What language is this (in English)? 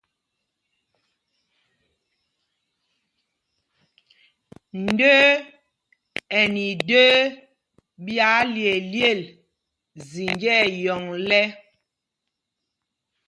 Mpumpong